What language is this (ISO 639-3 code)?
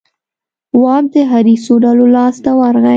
pus